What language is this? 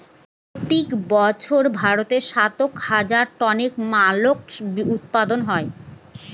Bangla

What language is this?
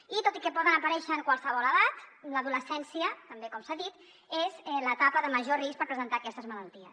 Catalan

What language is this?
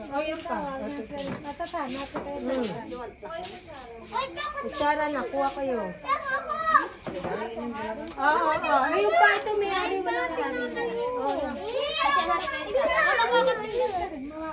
Filipino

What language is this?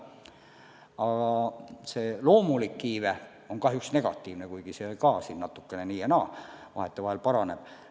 Estonian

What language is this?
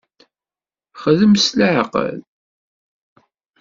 Kabyle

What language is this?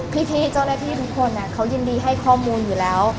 Thai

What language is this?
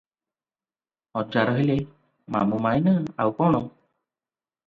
Odia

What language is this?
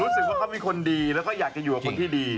Thai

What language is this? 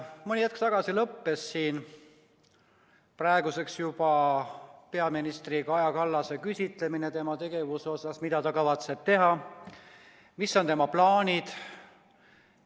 Estonian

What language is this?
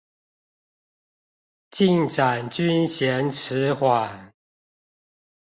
Chinese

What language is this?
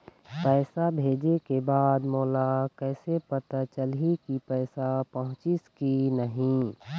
Chhattisgarhi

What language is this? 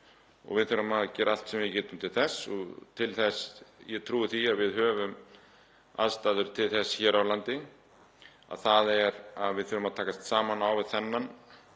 Icelandic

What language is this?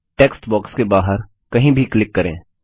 Hindi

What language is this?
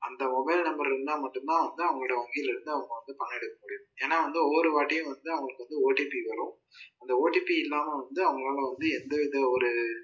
Tamil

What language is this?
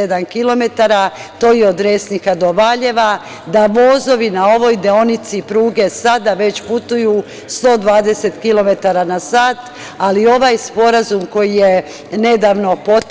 Serbian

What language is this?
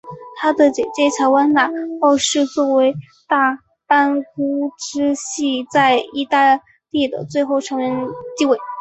Chinese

